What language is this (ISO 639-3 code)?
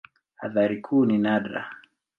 swa